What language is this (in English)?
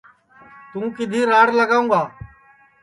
Sansi